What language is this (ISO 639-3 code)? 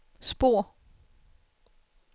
dan